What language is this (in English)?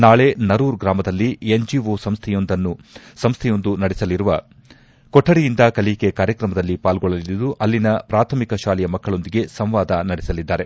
Kannada